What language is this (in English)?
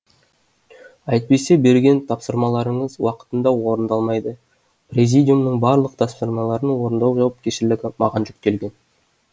Kazakh